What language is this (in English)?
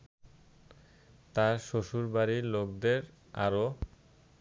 Bangla